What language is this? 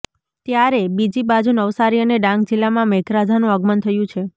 Gujarati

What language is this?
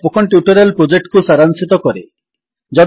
Odia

